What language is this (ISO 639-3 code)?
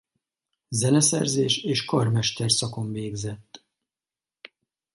hun